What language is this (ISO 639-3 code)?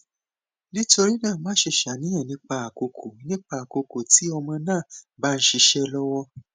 yor